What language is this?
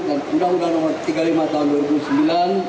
Indonesian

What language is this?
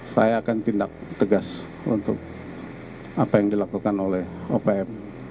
Indonesian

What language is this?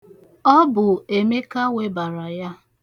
Igbo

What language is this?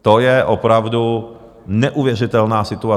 Czech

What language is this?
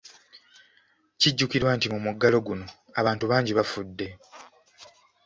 Ganda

